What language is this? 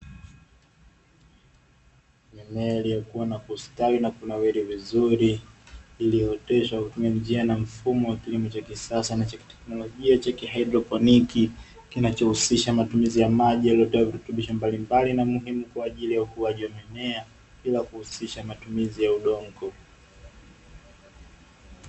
Swahili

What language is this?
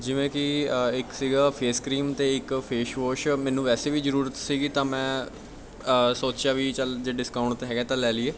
Punjabi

